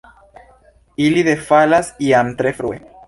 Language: Esperanto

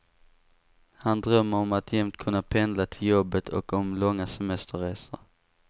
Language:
Swedish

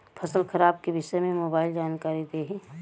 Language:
Bhojpuri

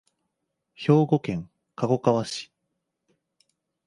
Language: Japanese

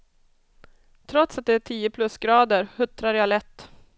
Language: Swedish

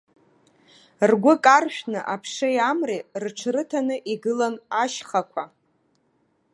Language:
Abkhazian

